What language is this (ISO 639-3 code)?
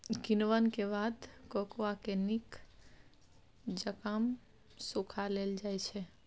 mai